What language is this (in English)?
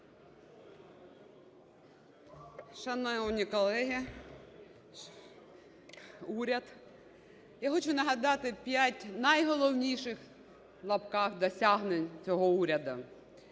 Ukrainian